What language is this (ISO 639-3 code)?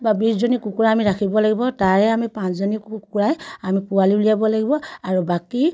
asm